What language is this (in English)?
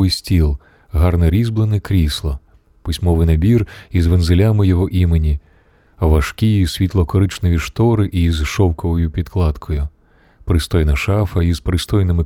Ukrainian